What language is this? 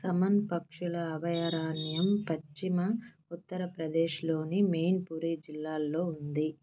Telugu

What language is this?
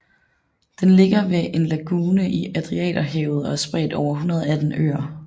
Danish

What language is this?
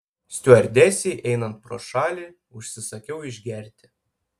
Lithuanian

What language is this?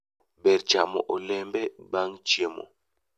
Luo (Kenya and Tanzania)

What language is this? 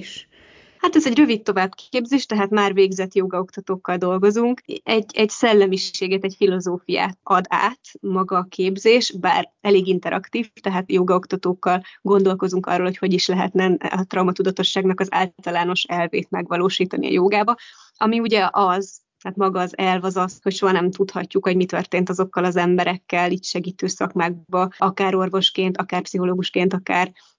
Hungarian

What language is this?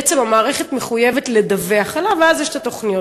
Hebrew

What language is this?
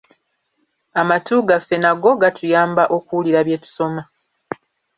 Ganda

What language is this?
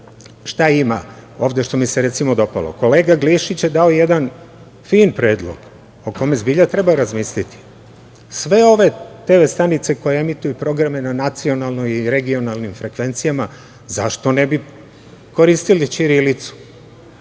Serbian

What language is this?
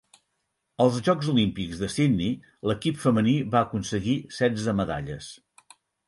Catalan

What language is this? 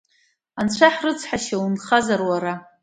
Abkhazian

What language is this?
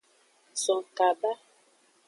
Aja (Benin)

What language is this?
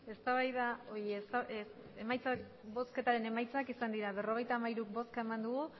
Basque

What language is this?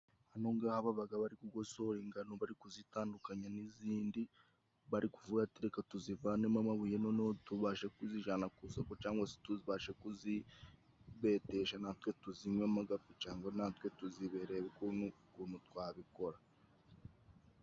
Kinyarwanda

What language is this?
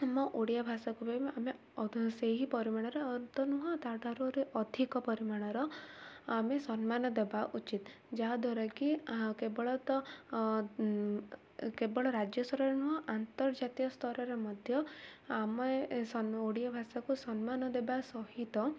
Odia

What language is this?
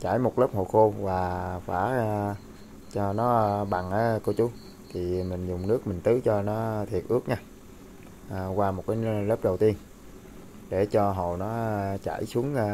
Vietnamese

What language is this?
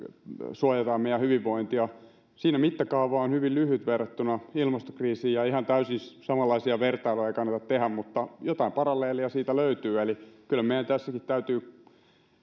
Finnish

